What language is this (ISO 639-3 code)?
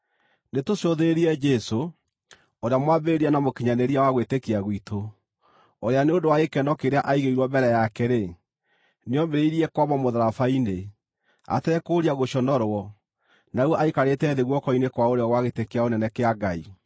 kik